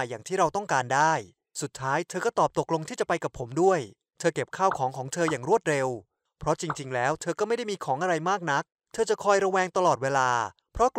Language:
Thai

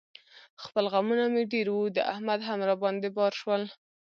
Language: Pashto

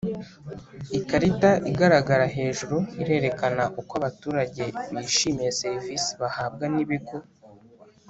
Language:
Kinyarwanda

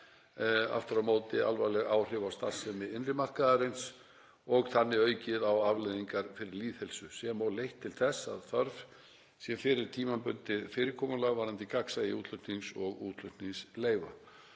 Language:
Icelandic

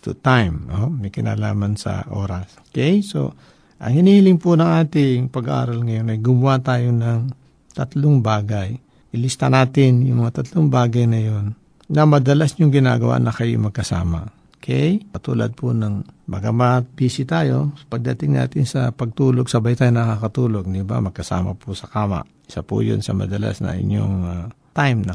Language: Filipino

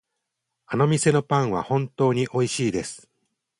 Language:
Japanese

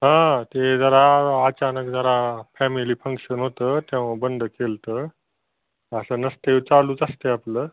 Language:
Marathi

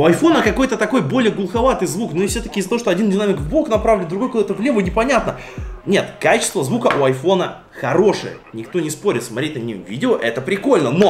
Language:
Russian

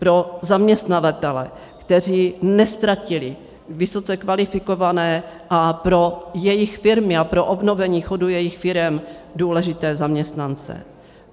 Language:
Czech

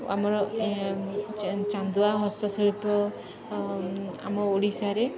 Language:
Odia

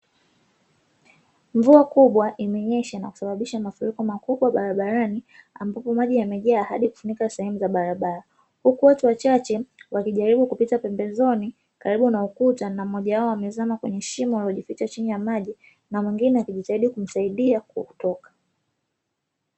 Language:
Swahili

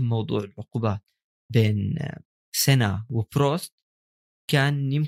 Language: Arabic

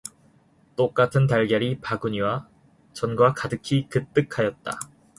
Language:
Korean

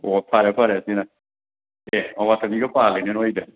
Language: Manipuri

